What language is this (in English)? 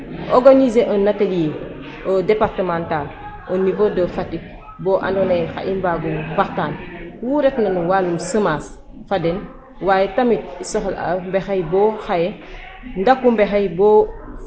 Serer